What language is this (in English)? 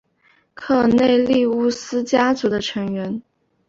Chinese